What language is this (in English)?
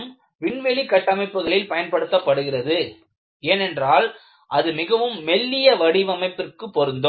Tamil